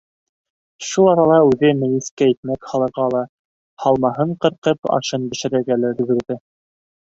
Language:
Bashkir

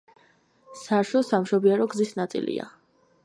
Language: Georgian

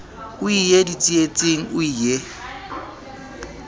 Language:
Southern Sotho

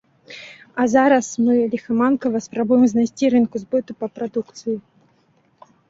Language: Belarusian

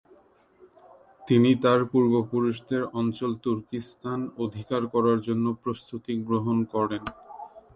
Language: Bangla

